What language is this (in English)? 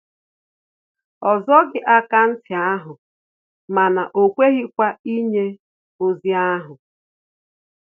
Igbo